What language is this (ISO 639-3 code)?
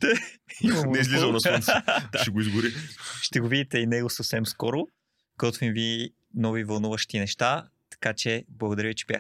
bul